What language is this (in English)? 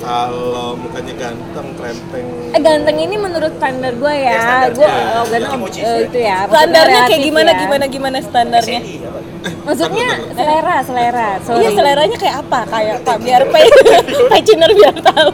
Indonesian